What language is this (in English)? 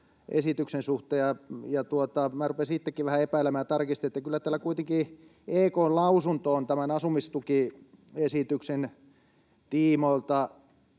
Finnish